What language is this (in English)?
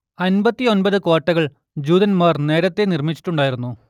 Malayalam